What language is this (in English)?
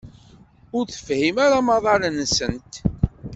Kabyle